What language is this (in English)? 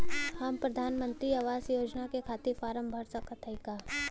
Bhojpuri